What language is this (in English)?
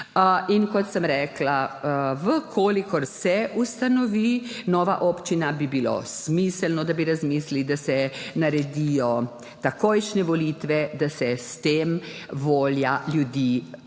Slovenian